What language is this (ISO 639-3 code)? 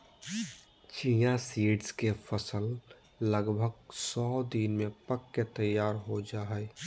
mag